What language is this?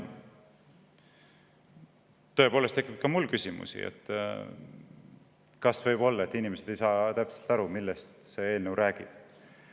Estonian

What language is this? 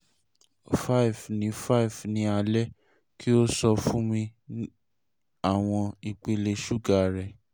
Yoruba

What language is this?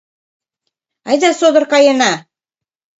Mari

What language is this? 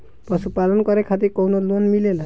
Bhojpuri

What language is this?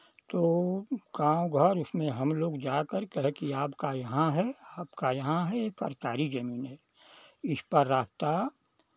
Hindi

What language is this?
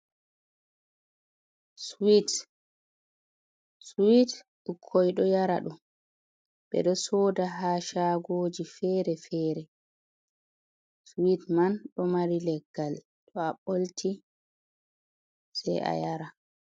Fula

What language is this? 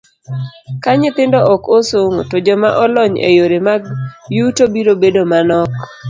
Luo (Kenya and Tanzania)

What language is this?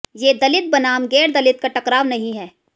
Hindi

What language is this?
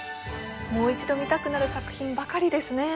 Japanese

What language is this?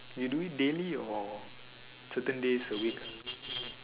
English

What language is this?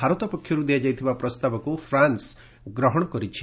Odia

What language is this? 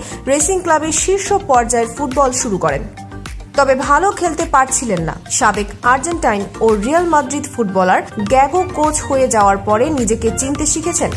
Bangla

